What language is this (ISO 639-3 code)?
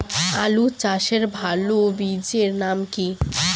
ben